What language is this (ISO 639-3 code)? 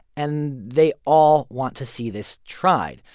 eng